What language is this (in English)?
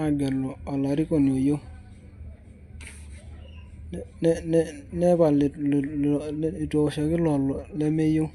Masai